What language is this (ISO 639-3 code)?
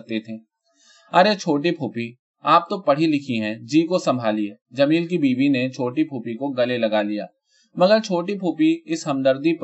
urd